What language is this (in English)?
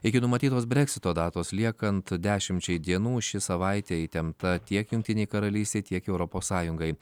Lithuanian